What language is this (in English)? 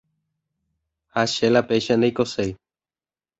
Guarani